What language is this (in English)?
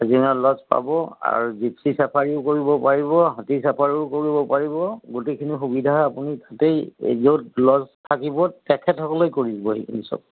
Assamese